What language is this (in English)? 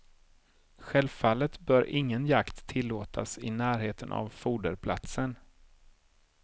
Swedish